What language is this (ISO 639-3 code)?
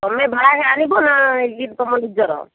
ori